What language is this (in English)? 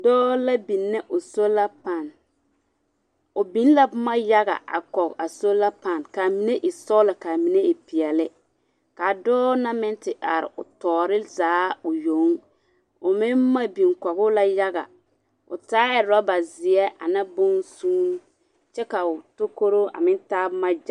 Southern Dagaare